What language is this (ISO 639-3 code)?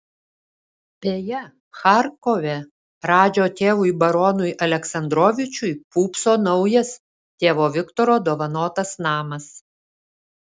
lit